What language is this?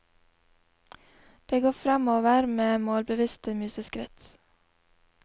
Norwegian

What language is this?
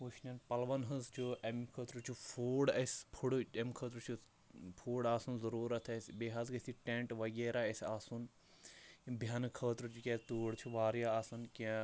Kashmiri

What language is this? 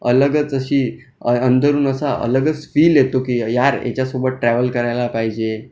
Marathi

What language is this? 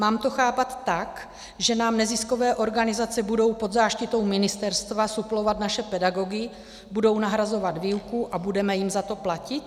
Czech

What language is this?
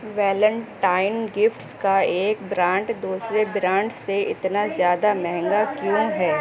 Urdu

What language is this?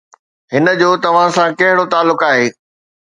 Sindhi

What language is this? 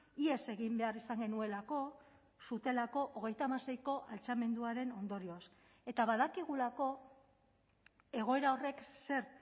Basque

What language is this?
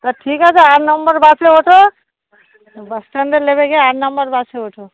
Bangla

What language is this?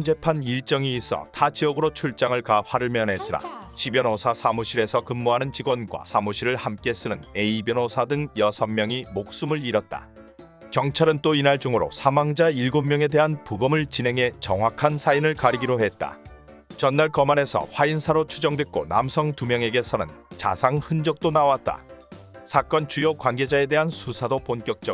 Korean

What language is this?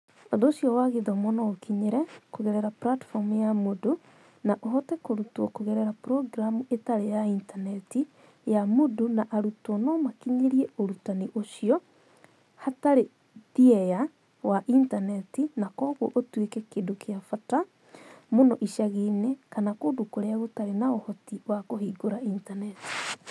Kikuyu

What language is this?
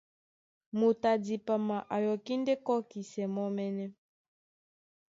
Duala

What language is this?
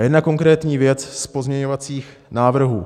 Czech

